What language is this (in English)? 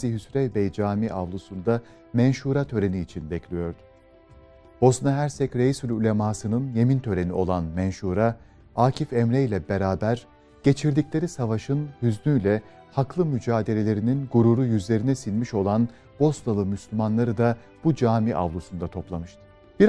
Turkish